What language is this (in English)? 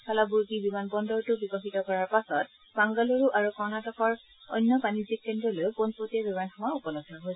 Assamese